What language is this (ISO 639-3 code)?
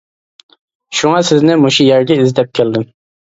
uig